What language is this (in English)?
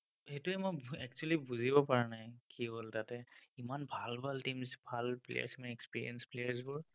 Assamese